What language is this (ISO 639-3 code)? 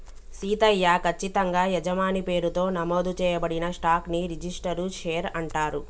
tel